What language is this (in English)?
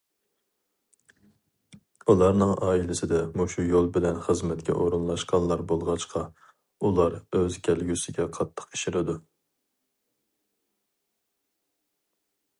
Uyghur